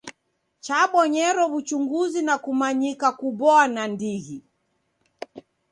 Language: Taita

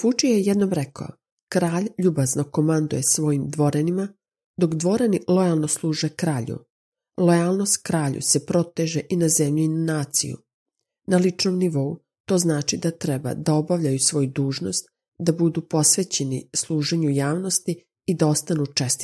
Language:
Croatian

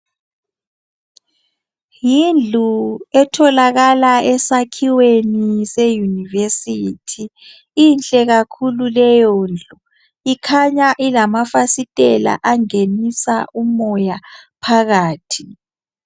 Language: North Ndebele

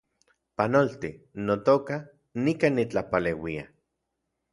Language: Central Puebla Nahuatl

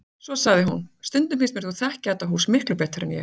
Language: Icelandic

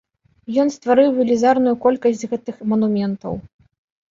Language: Belarusian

